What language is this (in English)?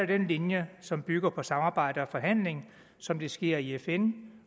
Danish